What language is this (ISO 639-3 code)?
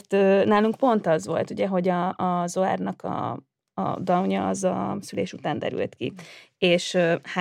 hun